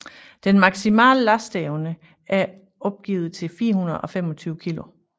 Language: Danish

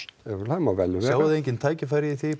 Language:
Icelandic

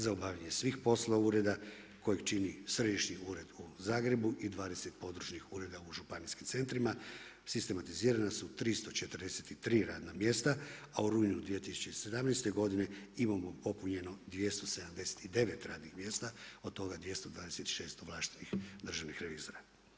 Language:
Croatian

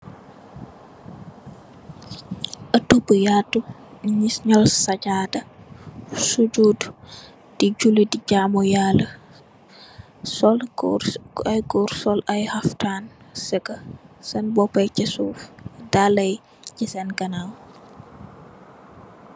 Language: Wolof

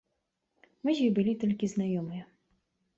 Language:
Belarusian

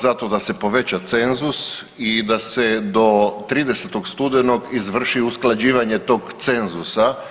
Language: Croatian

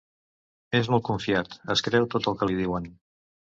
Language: Catalan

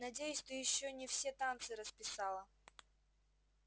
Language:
Russian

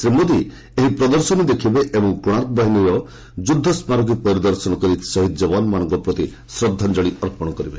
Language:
Odia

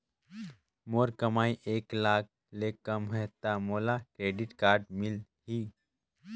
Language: Chhattisgarhi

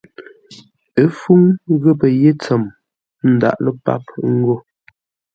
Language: Ngombale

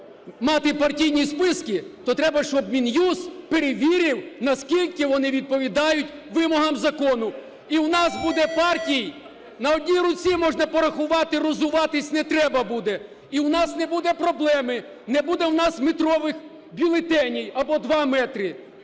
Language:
Ukrainian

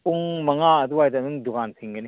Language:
Manipuri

